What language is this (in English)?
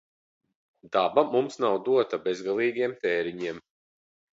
Latvian